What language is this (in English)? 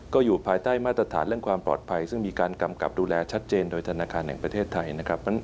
Thai